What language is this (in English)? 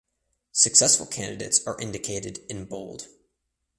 English